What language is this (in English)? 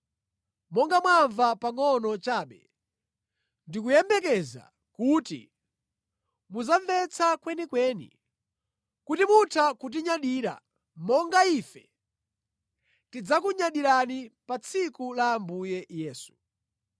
Nyanja